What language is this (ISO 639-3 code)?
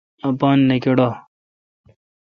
xka